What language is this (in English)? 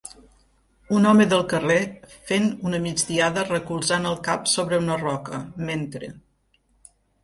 Catalan